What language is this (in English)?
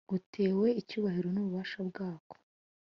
Kinyarwanda